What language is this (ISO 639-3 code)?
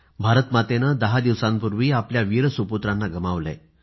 mar